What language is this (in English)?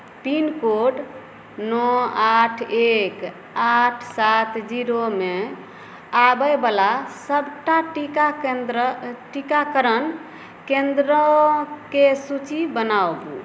Maithili